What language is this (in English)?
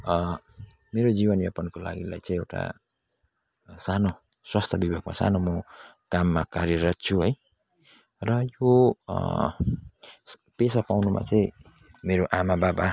Nepali